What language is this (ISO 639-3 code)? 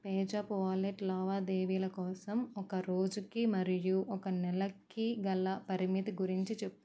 tel